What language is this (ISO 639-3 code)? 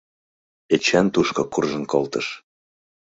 chm